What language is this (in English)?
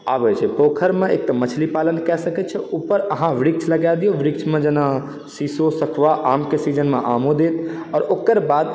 Maithili